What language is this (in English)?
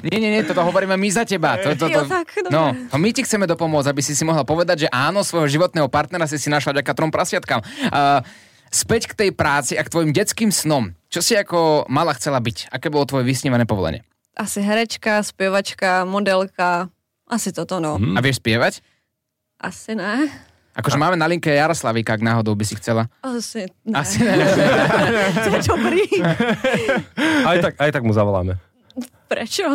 Slovak